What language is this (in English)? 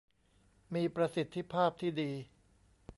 Thai